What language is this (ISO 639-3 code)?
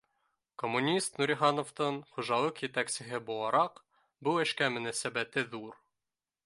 bak